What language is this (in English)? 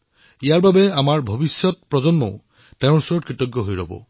Assamese